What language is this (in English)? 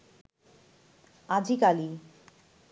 Bangla